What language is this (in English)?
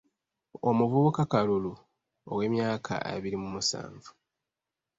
Ganda